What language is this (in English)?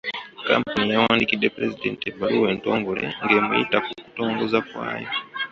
Ganda